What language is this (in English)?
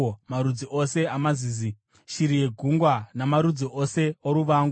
Shona